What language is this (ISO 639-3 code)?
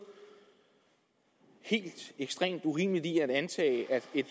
dan